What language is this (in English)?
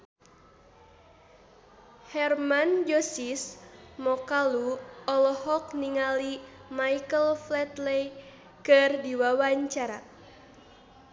Sundanese